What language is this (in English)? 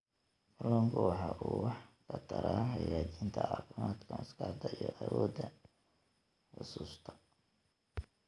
Somali